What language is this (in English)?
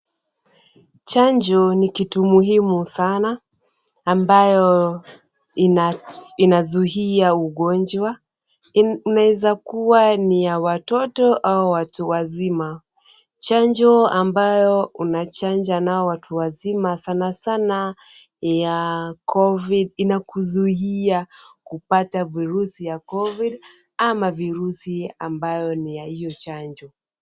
Swahili